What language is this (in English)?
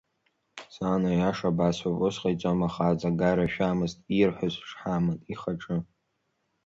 Abkhazian